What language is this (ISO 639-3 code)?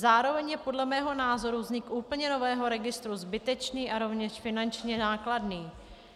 ces